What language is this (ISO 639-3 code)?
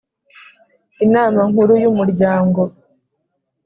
kin